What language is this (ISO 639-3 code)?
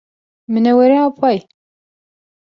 bak